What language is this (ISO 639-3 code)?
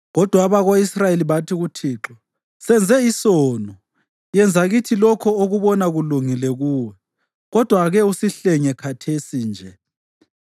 nde